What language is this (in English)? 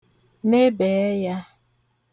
Igbo